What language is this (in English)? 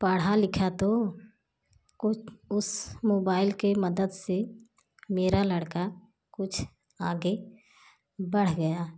Hindi